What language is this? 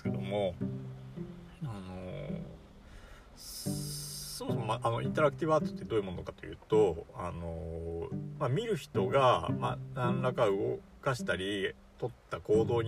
Japanese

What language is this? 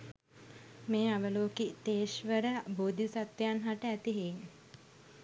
Sinhala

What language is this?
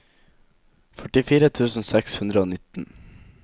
Norwegian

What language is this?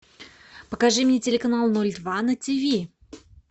Russian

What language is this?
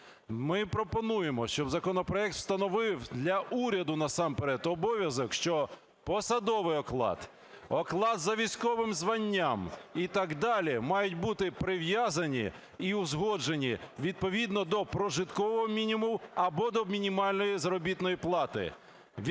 Ukrainian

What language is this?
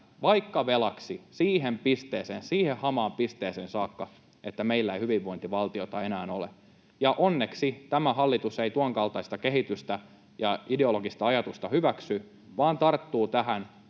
Finnish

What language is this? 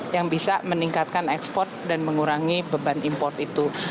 Indonesian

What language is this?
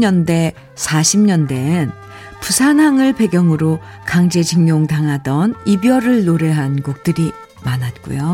Korean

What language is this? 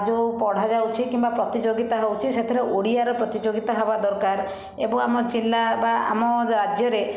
Odia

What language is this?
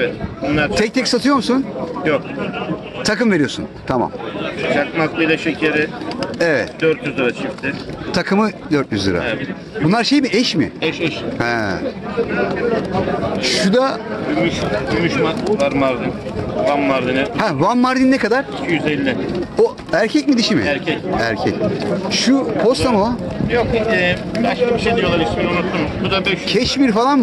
Turkish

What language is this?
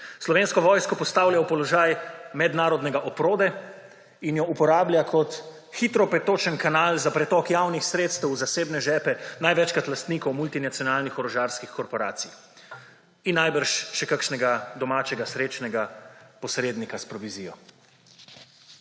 Slovenian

